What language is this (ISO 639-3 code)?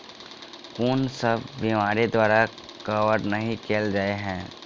mai